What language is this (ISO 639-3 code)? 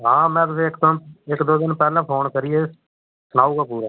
doi